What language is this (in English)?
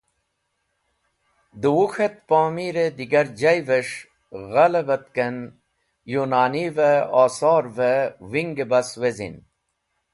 Wakhi